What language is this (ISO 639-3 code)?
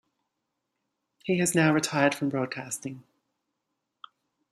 eng